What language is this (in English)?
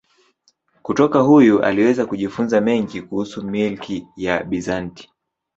Swahili